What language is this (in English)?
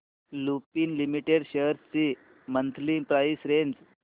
Marathi